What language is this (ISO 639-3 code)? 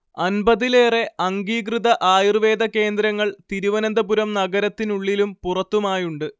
mal